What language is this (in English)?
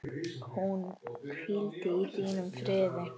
Icelandic